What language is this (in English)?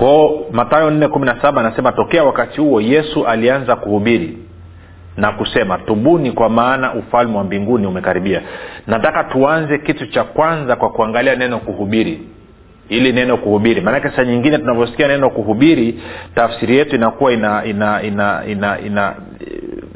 Swahili